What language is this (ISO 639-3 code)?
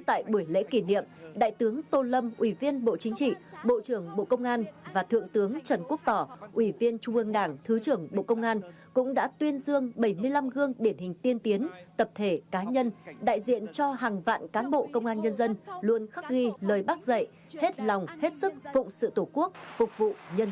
vie